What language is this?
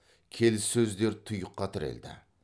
Kazakh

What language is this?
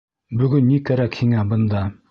Bashkir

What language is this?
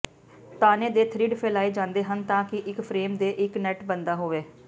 Punjabi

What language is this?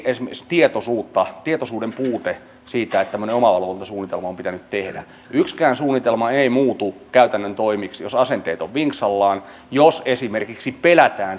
Finnish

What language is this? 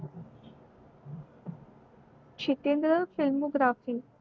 Marathi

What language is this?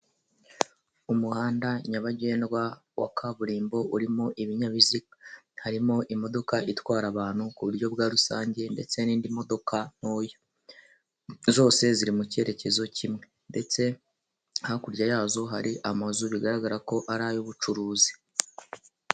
Kinyarwanda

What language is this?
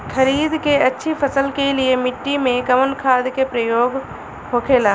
Bhojpuri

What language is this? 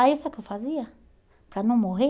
Portuguese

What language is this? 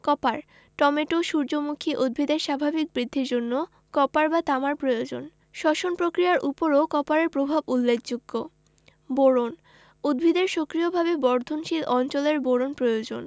Bangla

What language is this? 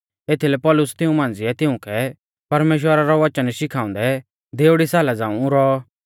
Mahasu Pahari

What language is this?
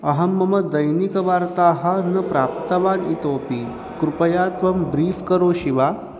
Sanskrit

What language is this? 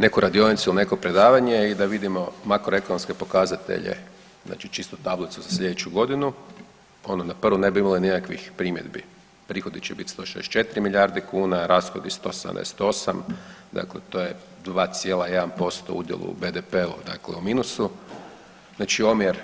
Croatian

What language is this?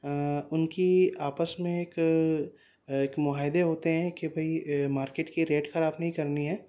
Urdu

